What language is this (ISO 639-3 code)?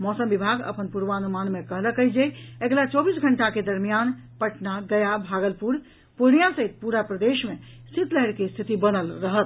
mai